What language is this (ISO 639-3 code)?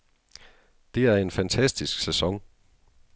dan